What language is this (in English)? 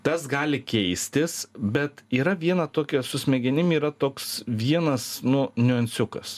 Lithuanian